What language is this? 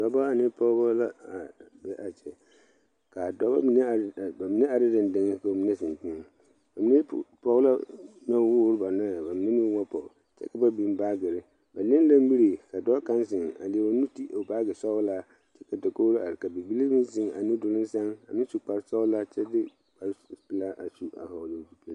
Southern Dagaare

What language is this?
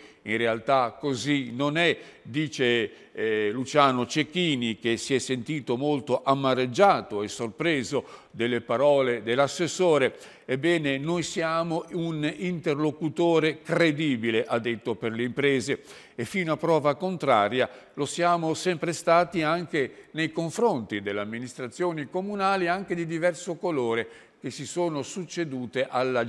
Italian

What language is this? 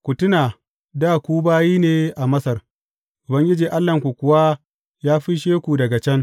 Hausa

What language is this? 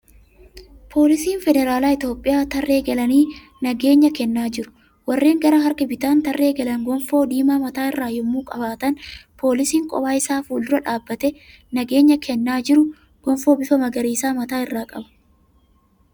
Oromo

